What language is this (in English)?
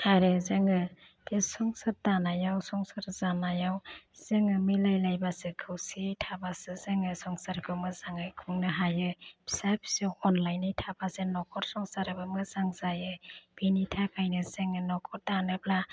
Bodo